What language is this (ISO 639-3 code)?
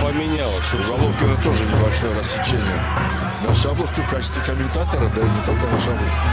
rus